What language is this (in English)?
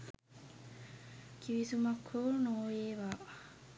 Sinhala